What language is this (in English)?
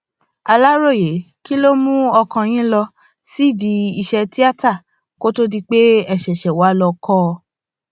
Yoruba